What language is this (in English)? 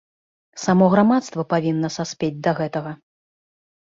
Belarusian